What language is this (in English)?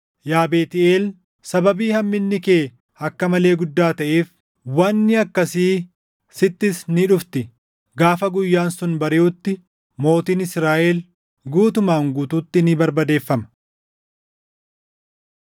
Oromo